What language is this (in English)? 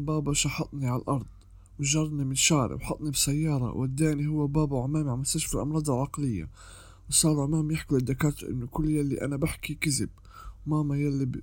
Arabic